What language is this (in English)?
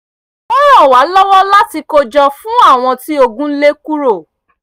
Yoruba